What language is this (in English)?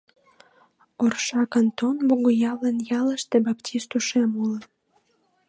Mari